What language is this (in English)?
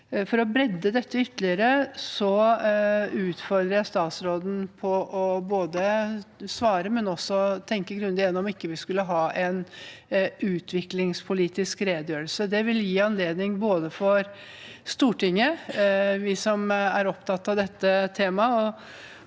Norwegian